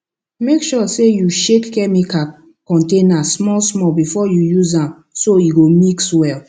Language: Nigerian Pidgin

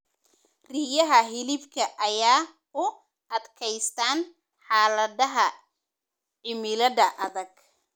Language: Somali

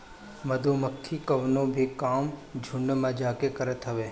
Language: Bhojpuri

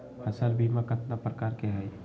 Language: Magahi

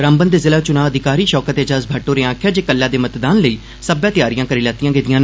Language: Dogri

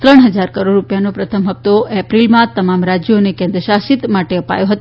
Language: Gujarati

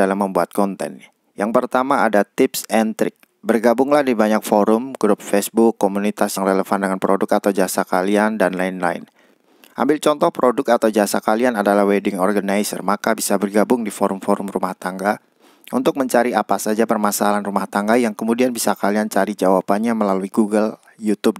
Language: Indonesian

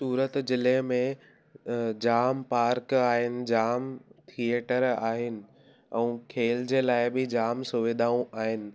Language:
Sindhi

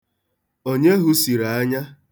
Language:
Igbo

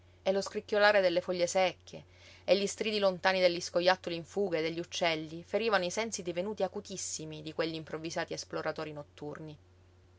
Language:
Italian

